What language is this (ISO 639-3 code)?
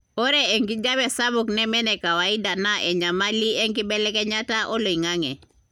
mas